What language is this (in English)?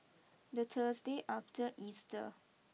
English